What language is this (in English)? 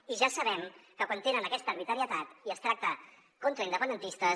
Catalan